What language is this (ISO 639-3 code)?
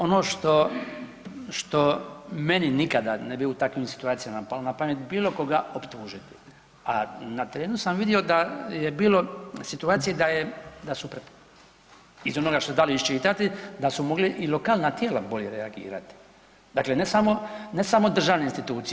hrv